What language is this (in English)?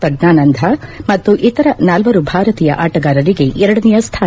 Kannada